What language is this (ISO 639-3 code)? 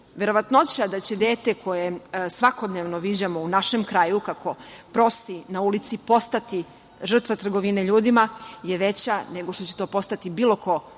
srp